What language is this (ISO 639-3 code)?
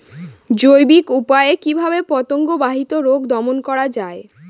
ben